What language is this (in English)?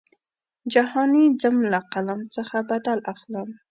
Pashto